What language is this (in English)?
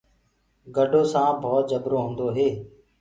Gurgula